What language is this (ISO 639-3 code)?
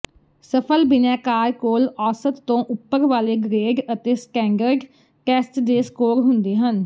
pan